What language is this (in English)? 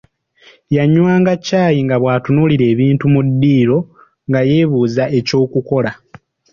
Ganda